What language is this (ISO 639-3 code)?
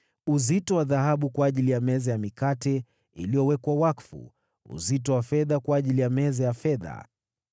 swa